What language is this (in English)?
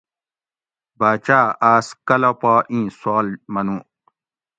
Gawri